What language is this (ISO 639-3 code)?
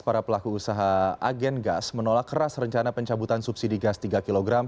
ind